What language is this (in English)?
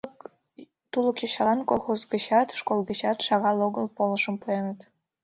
Mari